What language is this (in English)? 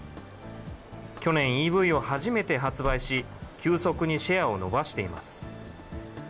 Japanese